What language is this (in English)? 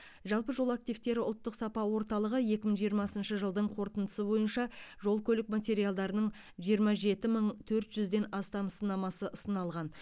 Kazakh